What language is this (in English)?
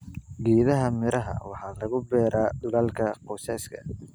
Somali